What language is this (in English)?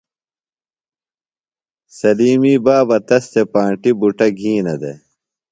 Phalura